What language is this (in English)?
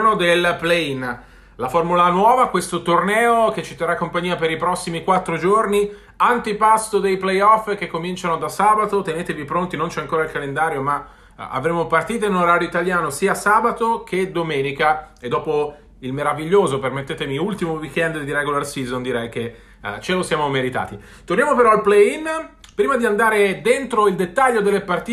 Italian